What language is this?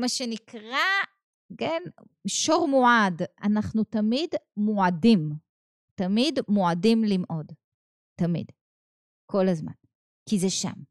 Hebrew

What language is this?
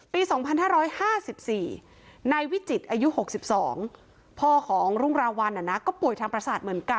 Thai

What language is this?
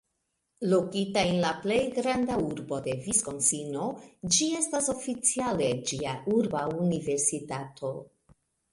Esperanto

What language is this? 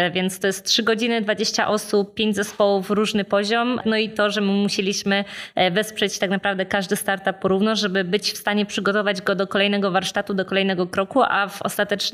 Polish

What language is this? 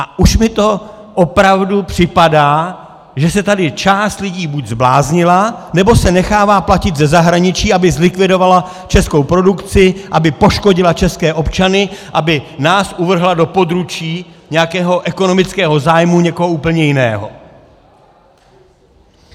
Czech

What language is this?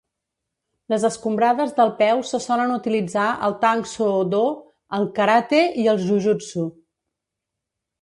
Catalan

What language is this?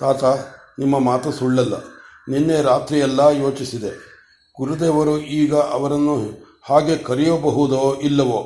Kannada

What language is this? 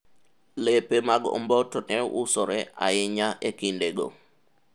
Luo (Kenya and Tanzania)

